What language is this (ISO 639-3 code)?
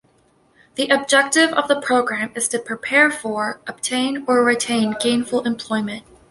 eng